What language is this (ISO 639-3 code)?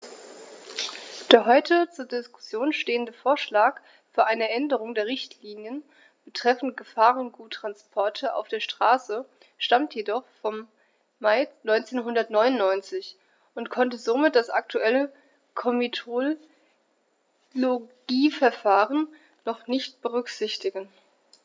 deu